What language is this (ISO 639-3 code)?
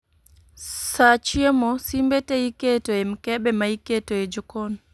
luo